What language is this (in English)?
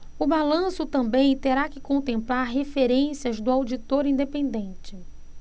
Portuguese